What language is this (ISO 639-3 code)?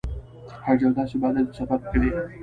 pus